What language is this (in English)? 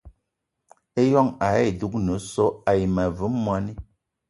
Eton (Cameroon)